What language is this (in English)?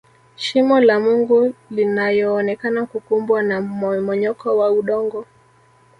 Swahili